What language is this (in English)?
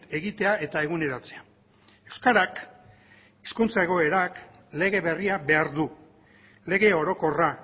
Basque